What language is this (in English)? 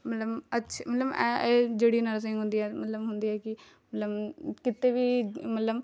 Punjabi